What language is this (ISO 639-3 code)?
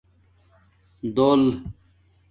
dmk